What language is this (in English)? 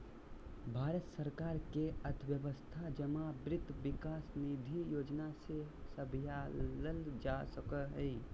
Magahi